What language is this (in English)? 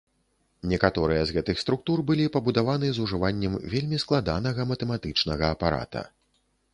Belarusian